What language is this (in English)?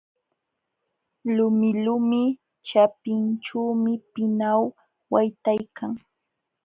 Jauja Wanca Quechua